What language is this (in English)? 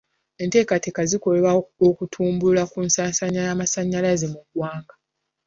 Ganda